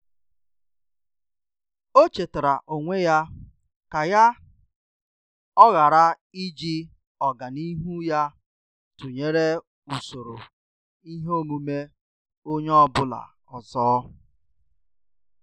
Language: Igbo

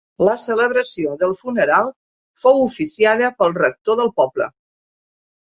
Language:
Catalan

